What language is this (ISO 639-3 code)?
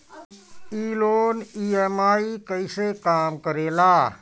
bho